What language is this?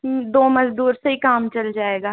Hindi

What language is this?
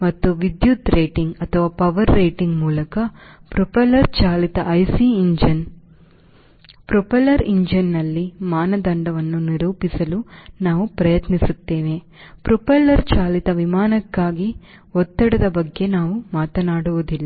Kannada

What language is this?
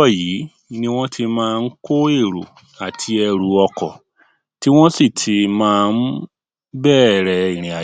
Yoruba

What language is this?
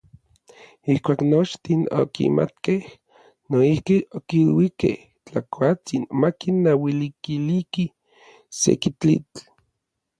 Orizaba Nahuatl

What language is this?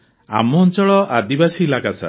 Odia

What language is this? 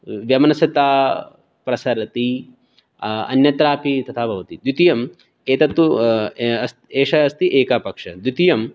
Sanskrit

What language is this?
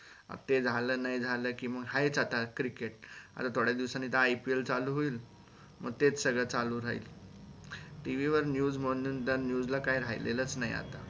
Marathi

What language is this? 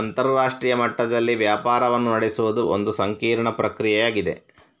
Kannada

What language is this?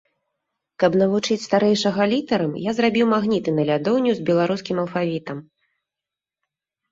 Belarusian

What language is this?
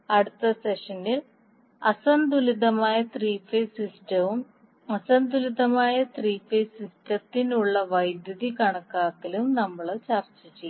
Malayalam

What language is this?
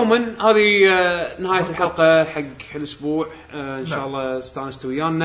Arabic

